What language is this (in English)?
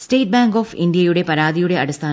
Malayalam